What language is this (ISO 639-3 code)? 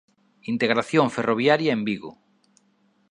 glg